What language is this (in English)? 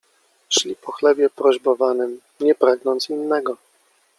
Polish